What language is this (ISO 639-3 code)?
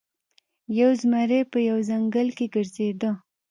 pus